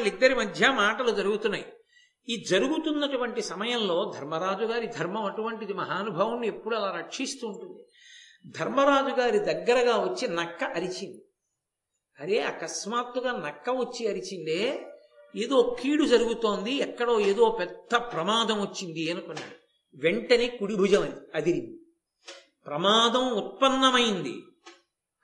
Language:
Telugu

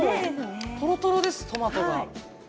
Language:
Japanese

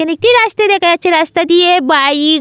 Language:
Bangla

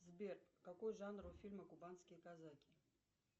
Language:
Russian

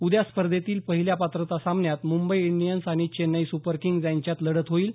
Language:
Marathi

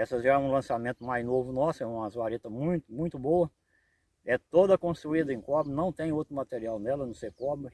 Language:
Portuguese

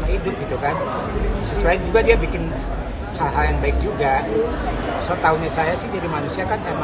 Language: Indonesian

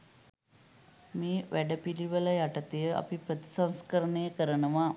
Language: Sinhala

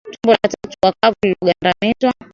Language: Swahili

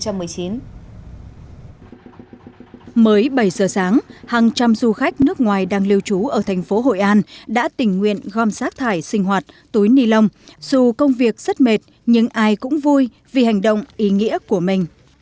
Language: Vietnamese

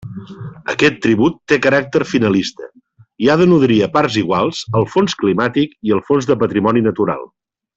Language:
Catalan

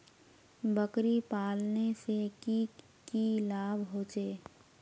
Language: Magahi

